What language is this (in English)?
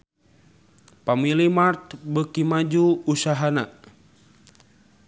Sundanese